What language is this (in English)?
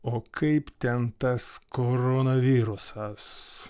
Lithuanian